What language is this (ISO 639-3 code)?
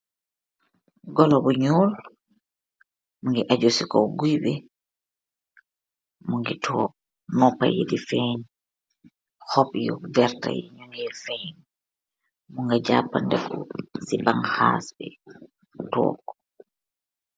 wol